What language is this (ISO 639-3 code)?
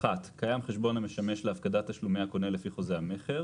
heb